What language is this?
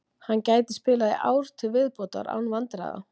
Icelandic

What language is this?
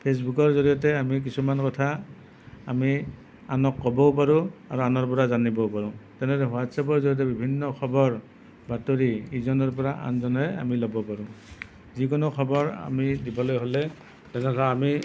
Assamese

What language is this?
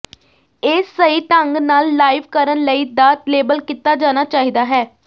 Punjabi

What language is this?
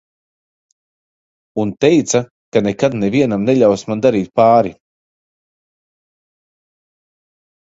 Latvian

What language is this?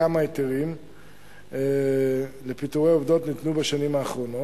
Hebrew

